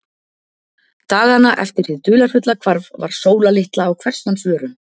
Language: Icelandic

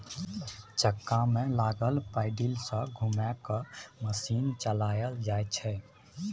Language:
Maithili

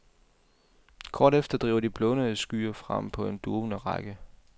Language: Danish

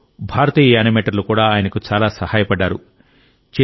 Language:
Telugu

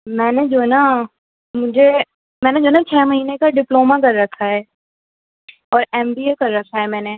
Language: Urdu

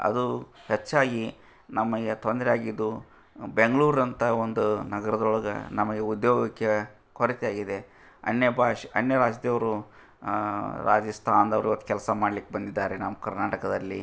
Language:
Kannada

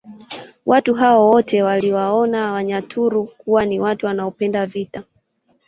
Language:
Swahili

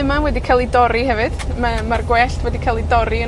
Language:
Welsh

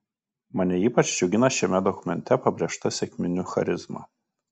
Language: Lithuanian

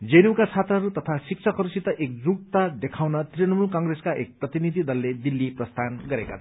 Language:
Nepali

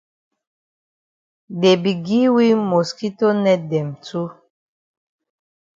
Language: Cameroon Pidgin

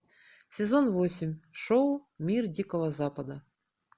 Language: Russian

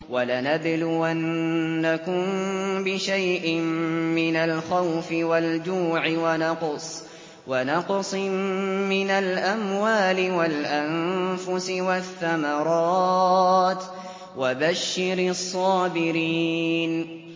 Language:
Arabic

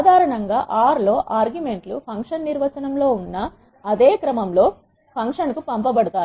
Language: Telugu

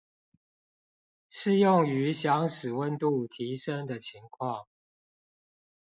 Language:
Chinese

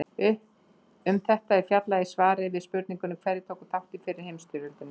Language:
Icelandic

